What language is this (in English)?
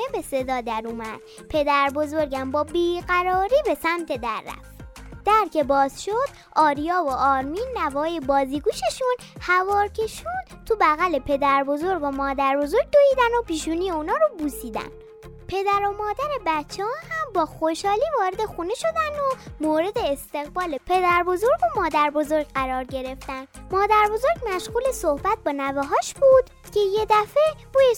Persian